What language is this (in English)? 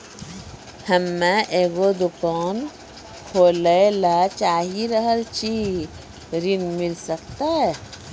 Maithili